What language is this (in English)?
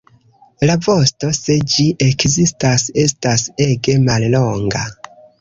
Esperanto